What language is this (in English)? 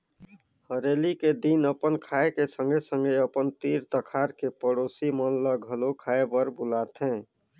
Chhattisgarhi